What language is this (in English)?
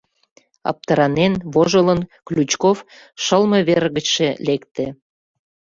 Mari